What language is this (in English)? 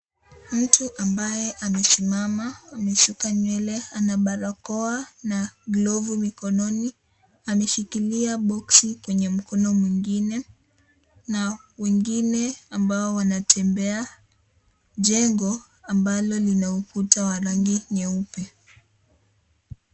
Swahili